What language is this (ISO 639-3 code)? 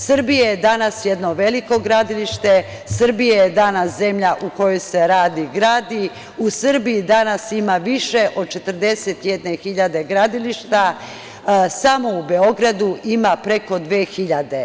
srp